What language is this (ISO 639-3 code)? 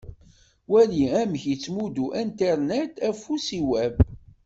kab